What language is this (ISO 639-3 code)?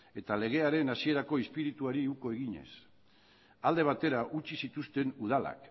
eus